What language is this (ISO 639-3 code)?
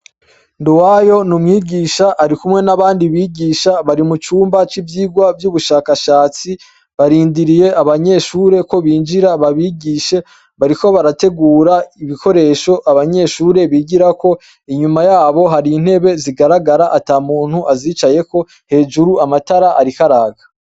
run